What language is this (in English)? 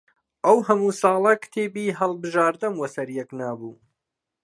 Central Kurdish